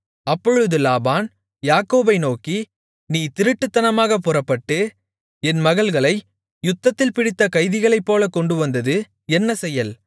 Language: Tamil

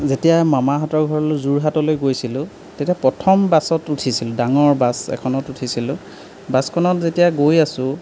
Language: Assamese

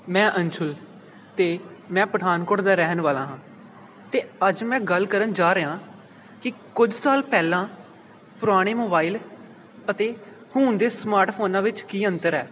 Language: Punjabi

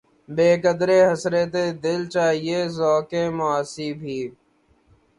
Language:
Urdu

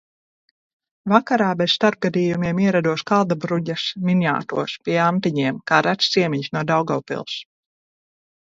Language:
Latvian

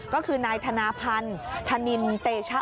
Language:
Thai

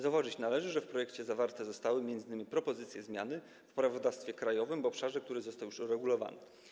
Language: Polish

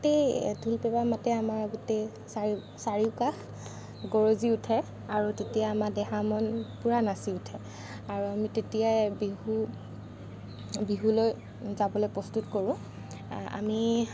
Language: Assamese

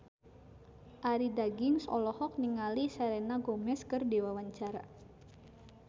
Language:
Sundanese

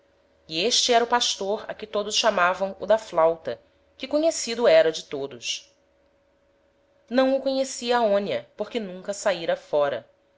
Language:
Portuguese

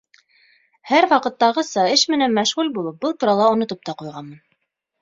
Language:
Bashkir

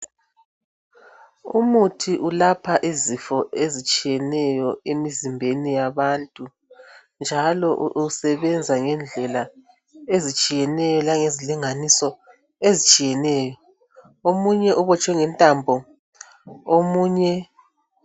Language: North Ndebele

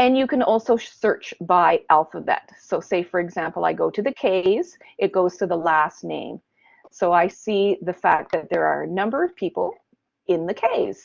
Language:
English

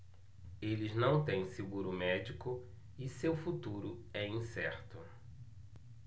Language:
Portuguese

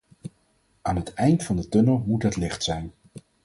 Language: Dutch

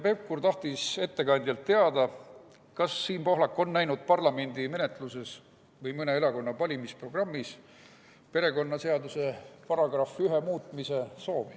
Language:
Estonian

